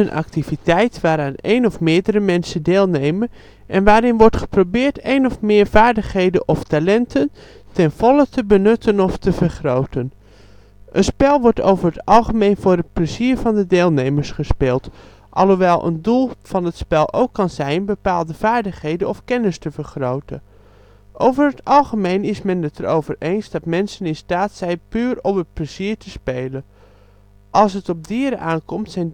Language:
Dutch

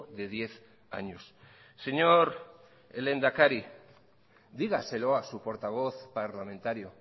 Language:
Spanish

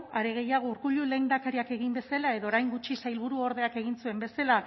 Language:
Basque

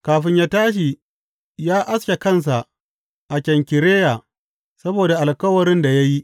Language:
Hausa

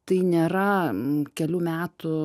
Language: Lithuanian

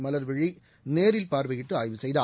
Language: Tamil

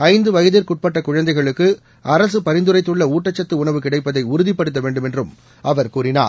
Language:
Tamil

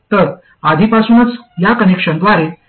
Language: Marathi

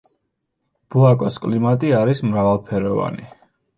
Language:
Georgian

